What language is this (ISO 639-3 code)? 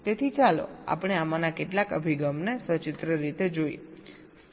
guj